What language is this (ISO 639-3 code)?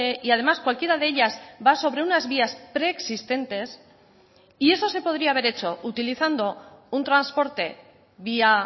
spa